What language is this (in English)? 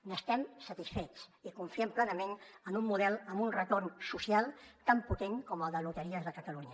Catalan